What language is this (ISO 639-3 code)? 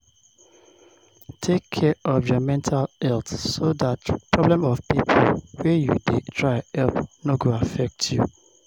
pcm